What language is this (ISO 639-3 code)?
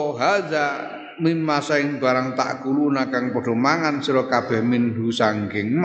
ind